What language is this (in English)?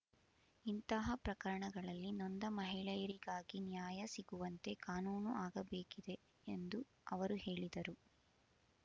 Kannada